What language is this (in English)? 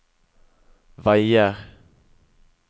Norwegian